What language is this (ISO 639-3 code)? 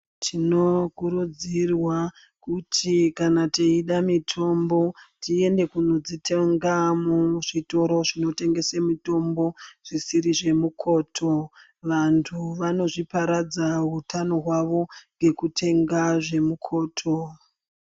ndc